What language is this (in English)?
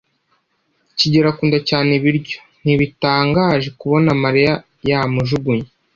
Kinyarwanda